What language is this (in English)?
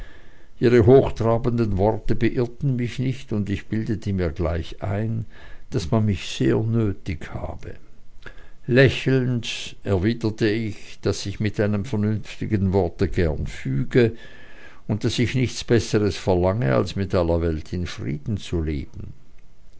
German